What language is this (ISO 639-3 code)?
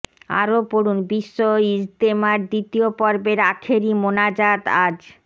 ben